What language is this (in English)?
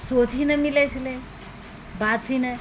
Maithili